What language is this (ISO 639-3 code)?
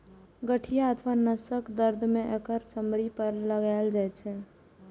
mai